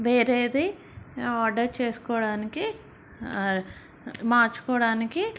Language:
Telugu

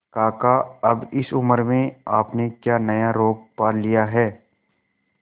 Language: Hindi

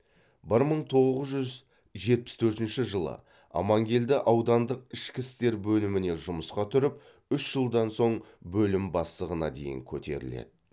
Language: Kazakh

